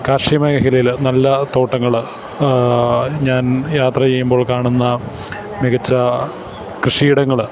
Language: Malayalam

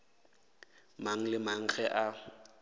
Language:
Northern Sotho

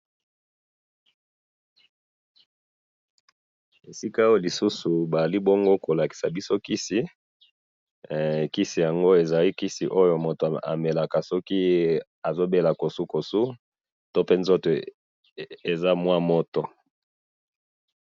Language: Lingala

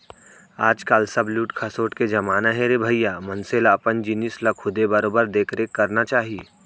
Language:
Chhattisgarhi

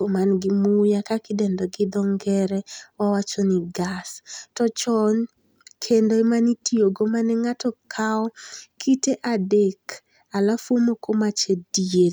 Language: Luo (Kenya and Tanzania)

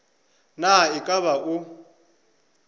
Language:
Northern Sotho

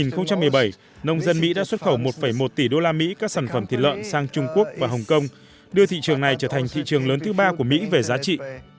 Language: Vietnamese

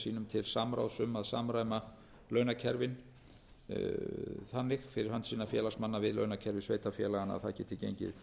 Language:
Icelandic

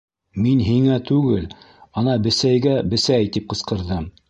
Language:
Bashkir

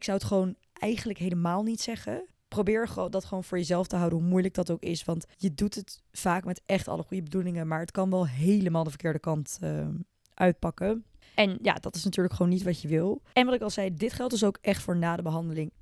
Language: Dutch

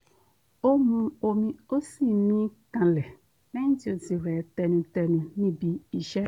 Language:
Yoruba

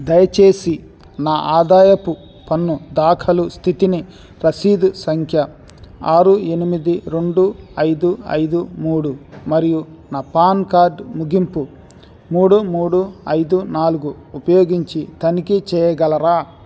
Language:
Telugu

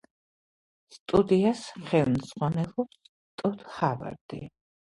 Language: Georgian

